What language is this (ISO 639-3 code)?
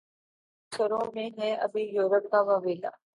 urd